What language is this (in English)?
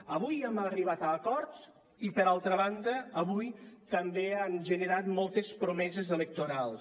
Catalan